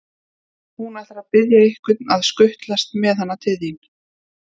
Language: Icelandic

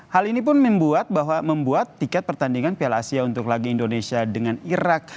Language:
Indonesian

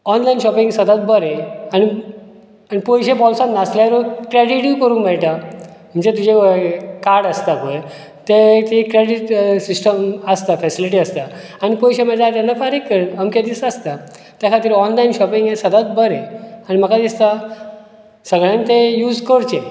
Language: Konkani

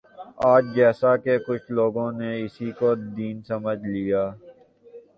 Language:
Urdu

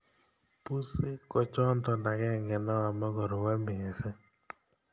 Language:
Kalenjin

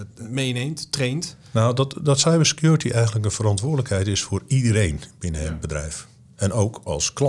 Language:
Dutch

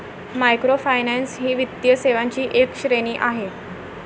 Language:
Marathi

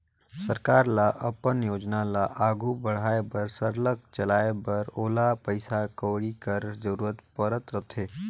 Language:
Chhattisgarhi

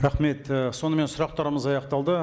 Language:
Kazakh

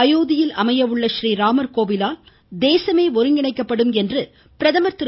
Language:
Tamil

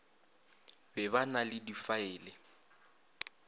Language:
Northern Sotho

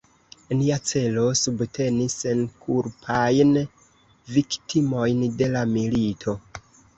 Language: Esperanto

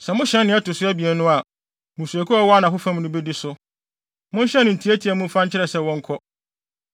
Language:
Akan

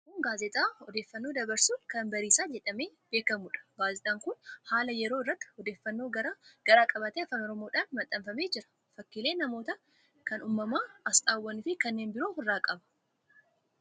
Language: Oromo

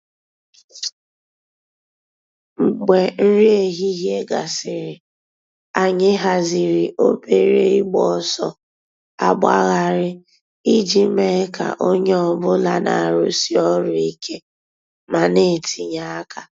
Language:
Igbo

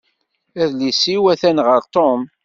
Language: Kabyle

